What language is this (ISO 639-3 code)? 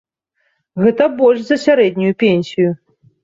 bel